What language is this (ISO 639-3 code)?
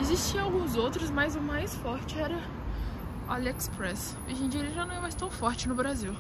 por